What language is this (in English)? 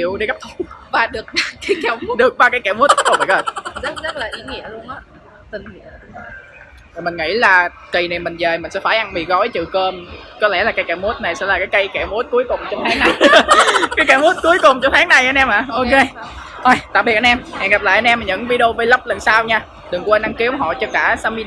Vietnamese